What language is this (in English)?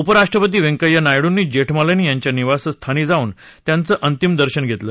Marathi